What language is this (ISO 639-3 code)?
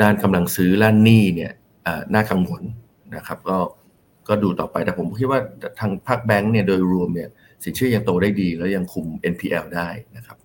tha